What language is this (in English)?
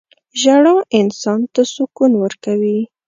Pashto